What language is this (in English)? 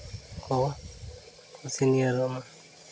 Santali